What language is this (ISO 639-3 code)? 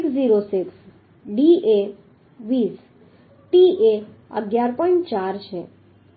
guj